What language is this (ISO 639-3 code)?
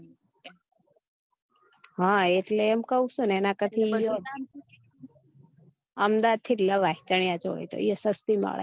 guj